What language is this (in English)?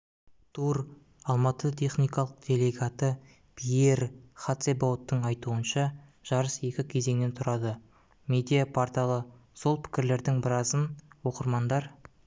Kazakh